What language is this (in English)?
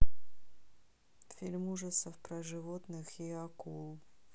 Russian